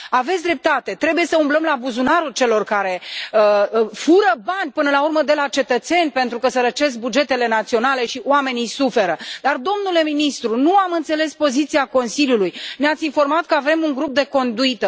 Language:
Romanian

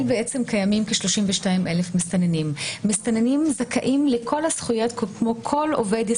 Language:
Hebrew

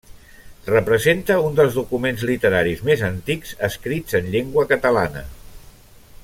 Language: Catalan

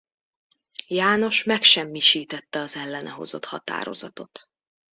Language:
Hungarian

